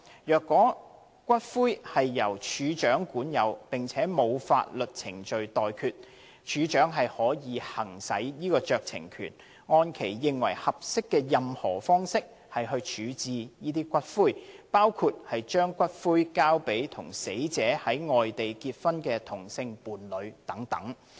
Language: Cantonese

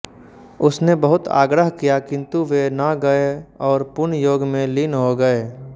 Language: Hindi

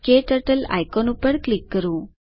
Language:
Gujarati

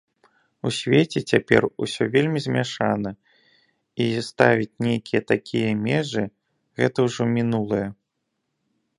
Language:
Belarusian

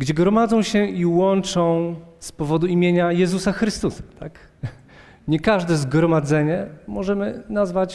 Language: Polish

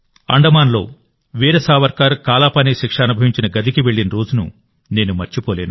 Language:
Telugu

